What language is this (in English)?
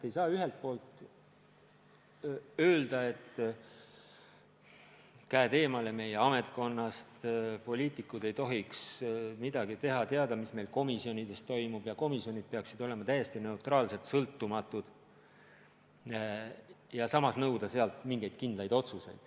Estonian